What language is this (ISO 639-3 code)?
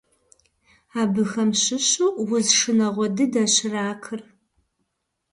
kbd